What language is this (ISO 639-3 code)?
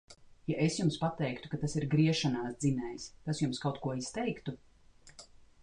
lav